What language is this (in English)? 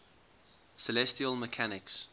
English